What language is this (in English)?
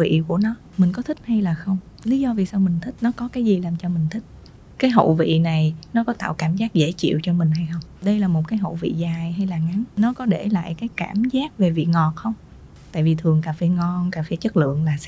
Vietnamese